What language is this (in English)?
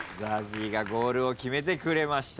Japanese